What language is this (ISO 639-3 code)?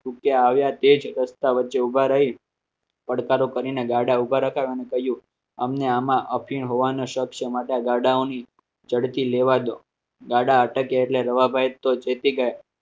guj